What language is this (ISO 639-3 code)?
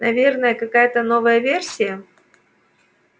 rus